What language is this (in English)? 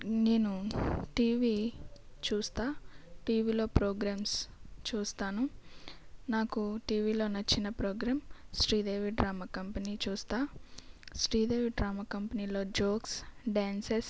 Telugu